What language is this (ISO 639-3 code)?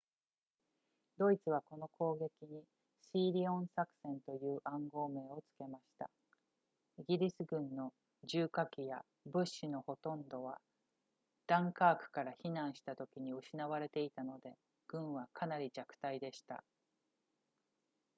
jpn